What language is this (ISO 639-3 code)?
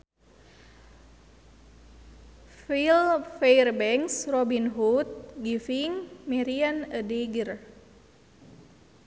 sun